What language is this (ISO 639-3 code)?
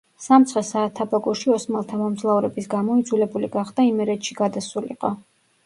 kat